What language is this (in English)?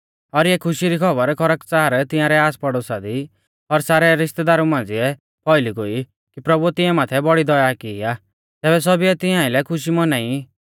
Mahasu Pahari